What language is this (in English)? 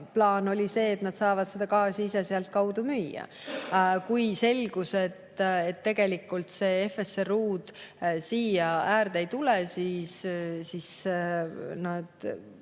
Estonian